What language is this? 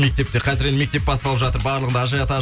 Kazakh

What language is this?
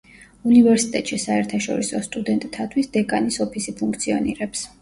Georgian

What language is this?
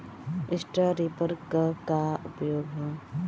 Bhojpuri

